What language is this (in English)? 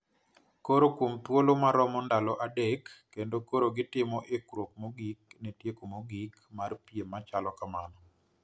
Luo (Kenya and Tanzania)